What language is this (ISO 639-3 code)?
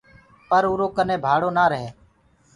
ggg